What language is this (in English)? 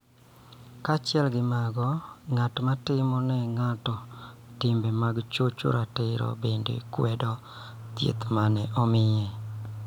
Luo (Kenya and Tanzania)